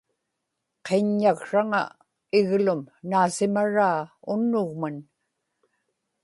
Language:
Inupiaq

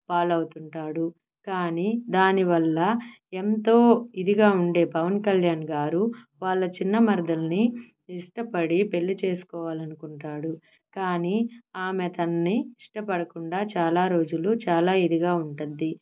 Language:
Telugu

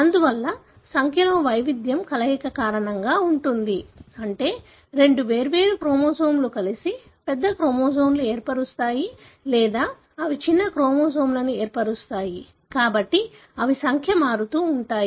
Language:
Telugu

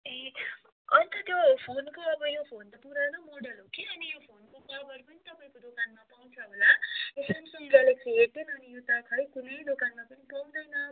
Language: Nepali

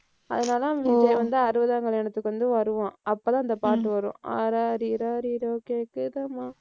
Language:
Tamil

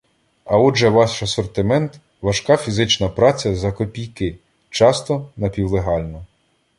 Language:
Ukrainian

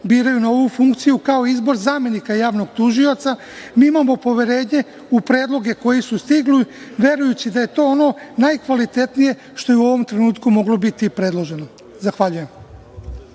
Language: Serbian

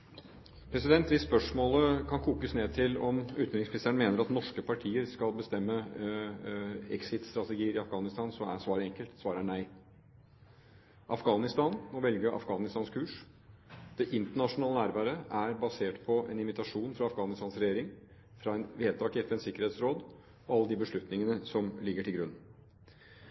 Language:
Norwegian Bokmål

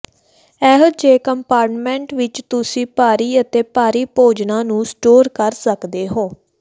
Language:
Punjabi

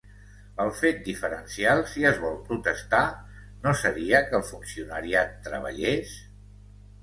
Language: Catalan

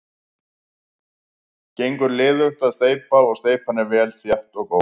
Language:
Icelandic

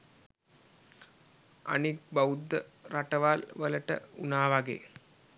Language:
Sinhala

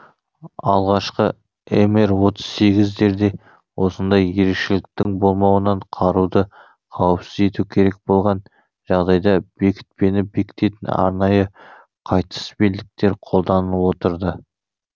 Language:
Kazakh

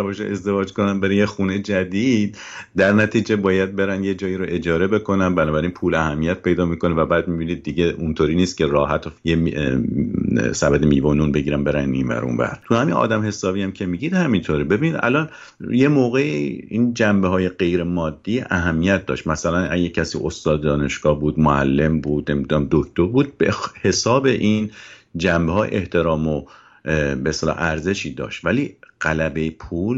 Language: Persian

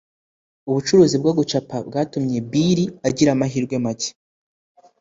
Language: Kinyarwanda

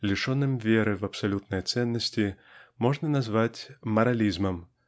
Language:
Russian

